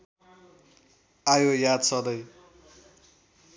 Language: Nepali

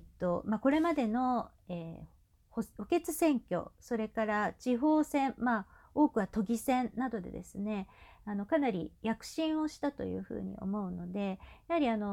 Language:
Japanese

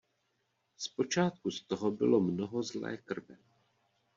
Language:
Czech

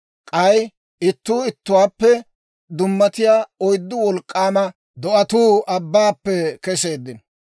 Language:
Dawro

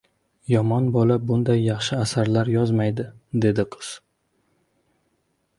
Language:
Uzbek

